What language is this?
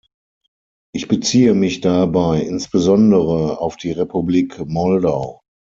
German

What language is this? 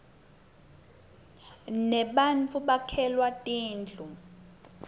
Swati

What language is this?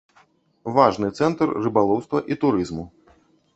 Belarusian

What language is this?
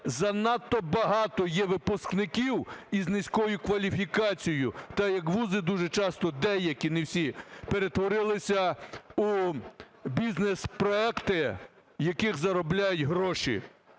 Ukrainian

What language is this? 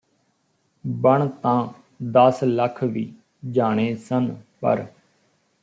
Punjabi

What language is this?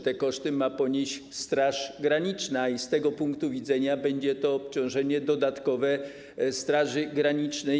Polish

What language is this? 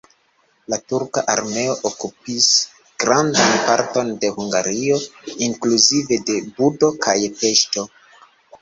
Esperanto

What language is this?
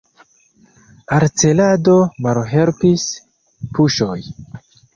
Esperanto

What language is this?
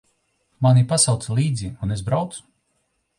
Latvian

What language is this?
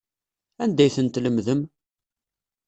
Kabyle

